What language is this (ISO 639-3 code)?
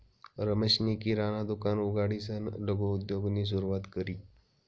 mar